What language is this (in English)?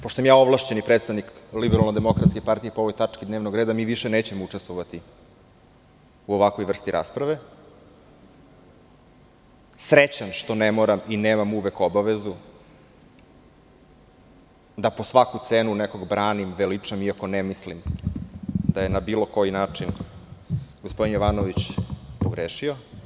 Serbian